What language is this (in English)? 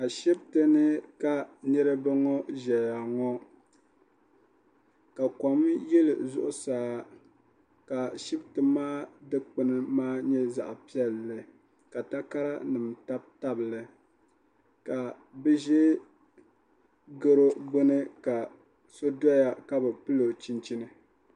Dagbani